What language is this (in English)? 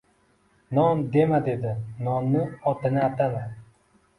Uzbek